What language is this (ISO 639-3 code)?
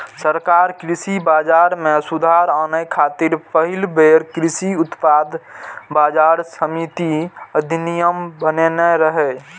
mai